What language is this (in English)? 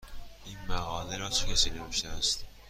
Persian